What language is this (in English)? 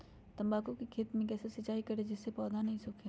Magahi